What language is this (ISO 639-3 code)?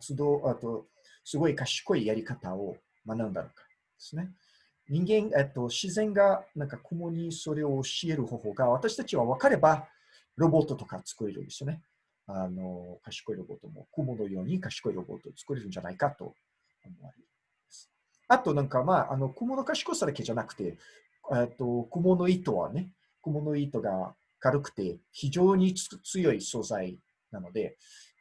jpn